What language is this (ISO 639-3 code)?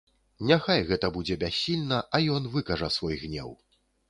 bel